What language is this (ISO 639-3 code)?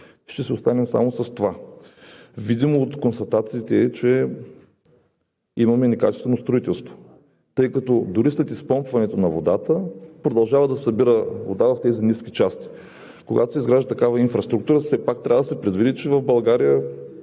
bul